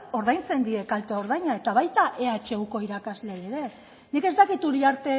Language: Basque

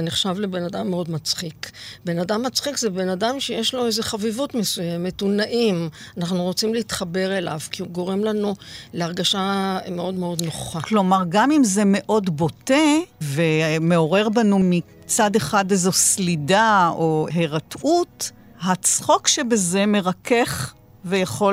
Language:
Hebrew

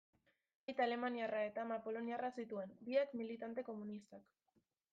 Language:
Basque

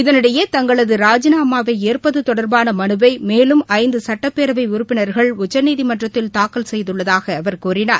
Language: Tamil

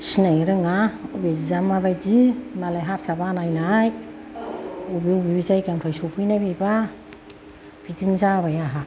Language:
Bodo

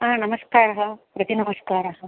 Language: Sanskrit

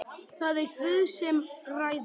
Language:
Icelandic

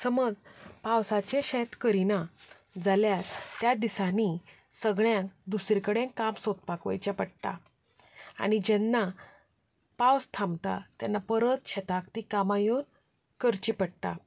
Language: Konkani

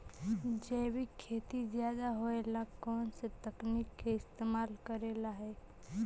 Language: Magahi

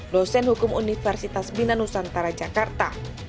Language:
Indonesian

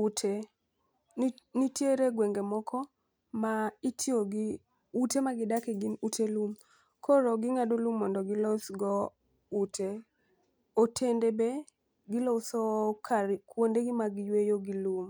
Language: Luo (Kenya and Tanzania)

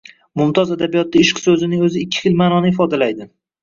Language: Uzbek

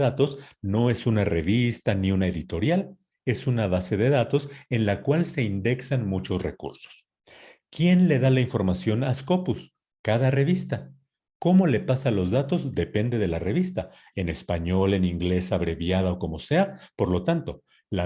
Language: Spanish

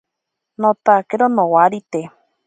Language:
Ashéninka Perené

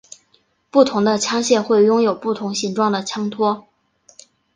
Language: Chinese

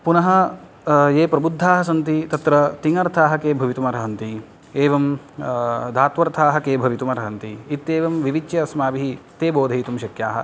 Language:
Sanskrit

